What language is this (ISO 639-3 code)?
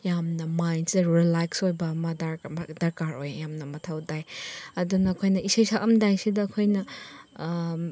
mni